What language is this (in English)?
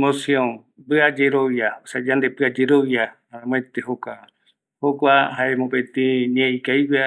Eastern Bolivian Guaraní